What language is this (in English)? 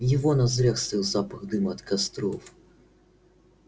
Russian